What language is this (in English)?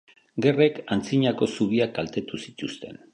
Basque